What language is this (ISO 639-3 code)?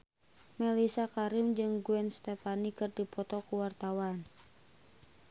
sun